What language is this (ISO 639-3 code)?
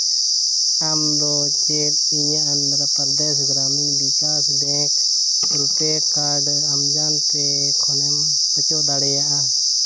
sat